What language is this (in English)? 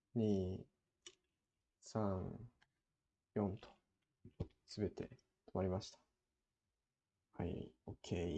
Japanese